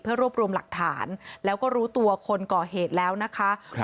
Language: Thai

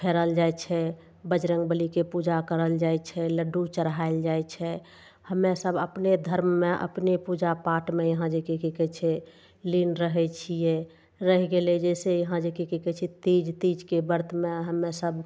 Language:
Maithili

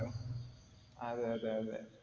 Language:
Malayalam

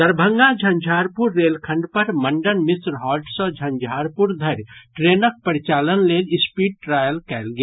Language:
Maithili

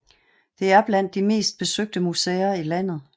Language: Danish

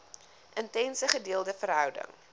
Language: Afrikaans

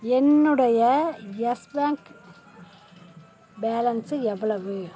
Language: Tamil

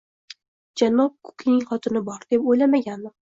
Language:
Uzbek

